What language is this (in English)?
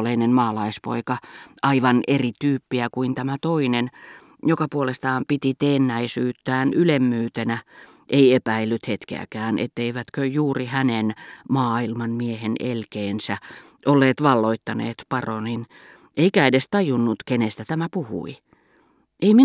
Finnish